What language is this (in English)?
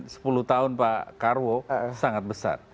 Indonesian